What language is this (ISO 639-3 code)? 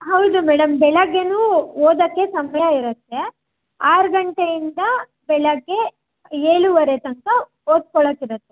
kan